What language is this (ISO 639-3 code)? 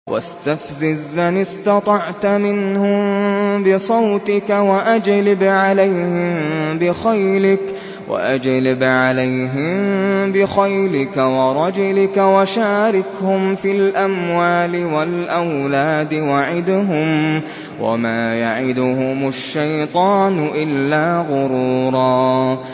ara